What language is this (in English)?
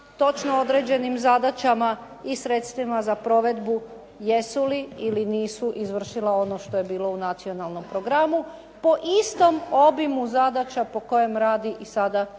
Croatian